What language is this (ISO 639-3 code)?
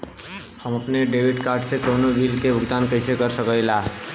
bho